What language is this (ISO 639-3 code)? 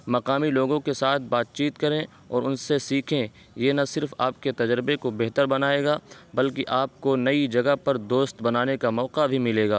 urd